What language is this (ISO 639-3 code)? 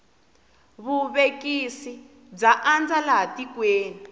tso